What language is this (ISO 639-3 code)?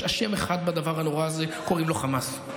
heb